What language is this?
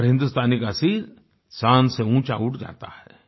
Hindi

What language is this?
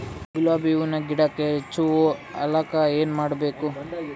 Kannada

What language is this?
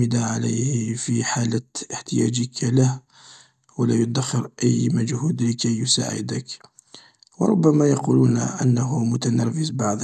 Algerian Arabic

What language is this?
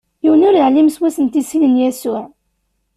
Kabyle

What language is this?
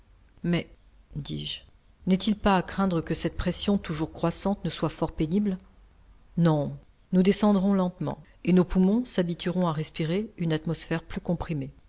French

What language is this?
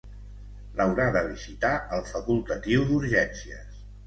Catalan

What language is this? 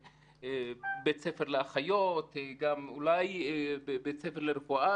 Hebrew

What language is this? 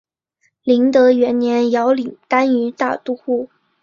Chinese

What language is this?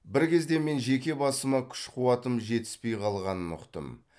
Kazakh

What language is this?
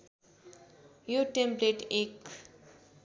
Nepali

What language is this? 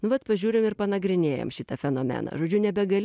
Lithuanian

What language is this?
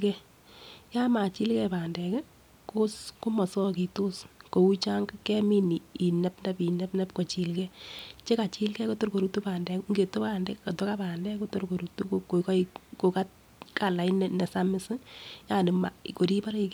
Kalenjin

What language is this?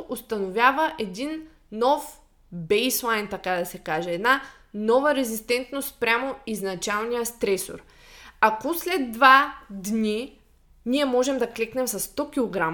Bulgarian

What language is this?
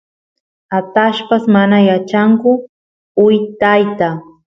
Santiago del Estero Quichua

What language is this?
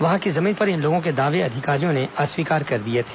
Hindi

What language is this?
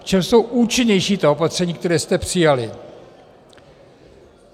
Czech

